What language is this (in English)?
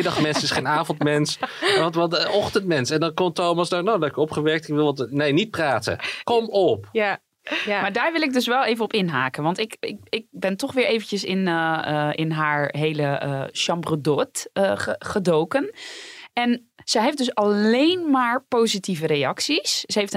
Dutch